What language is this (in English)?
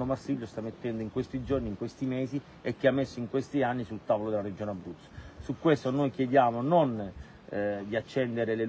Italian